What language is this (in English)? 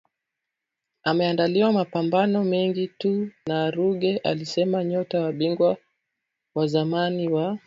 Swahili